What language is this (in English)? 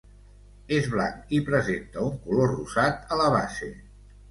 Catalan